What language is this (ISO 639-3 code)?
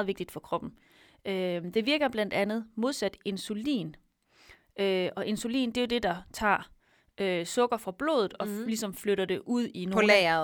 dan